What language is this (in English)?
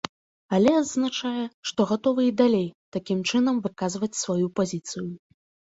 Belarusian